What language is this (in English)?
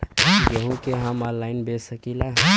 Bhojpuri